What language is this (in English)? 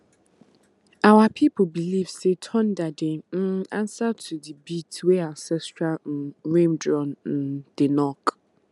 Nigerian Pidgin